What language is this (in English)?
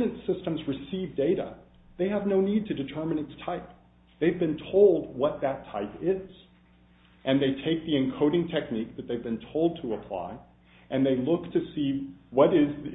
English